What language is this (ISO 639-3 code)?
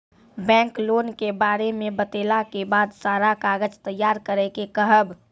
mai